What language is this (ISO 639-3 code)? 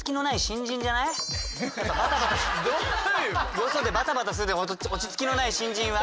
jpn